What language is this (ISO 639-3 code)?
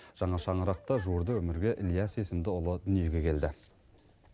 kaz